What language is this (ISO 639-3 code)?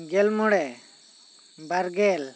sat